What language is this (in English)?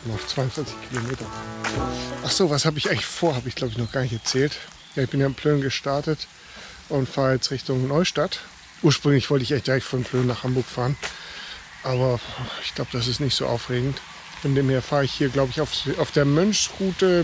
German